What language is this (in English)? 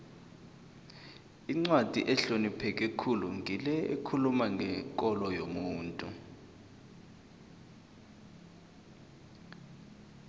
South Ndebele